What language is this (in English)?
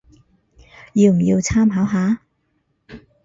Cantonese